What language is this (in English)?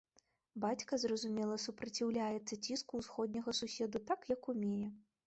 Belarusian